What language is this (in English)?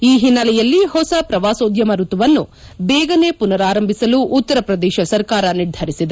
Kannada